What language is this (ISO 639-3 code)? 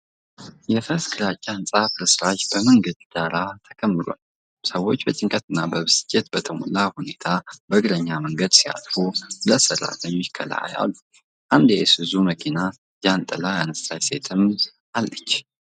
amh